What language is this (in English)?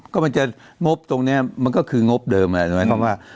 Thai